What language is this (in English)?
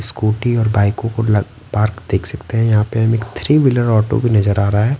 Hindi